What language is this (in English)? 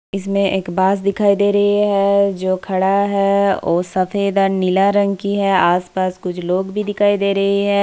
Hindi